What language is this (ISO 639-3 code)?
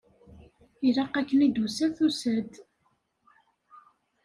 kab